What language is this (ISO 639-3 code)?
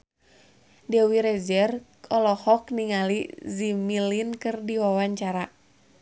sun